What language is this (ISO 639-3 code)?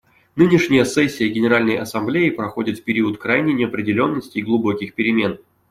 rus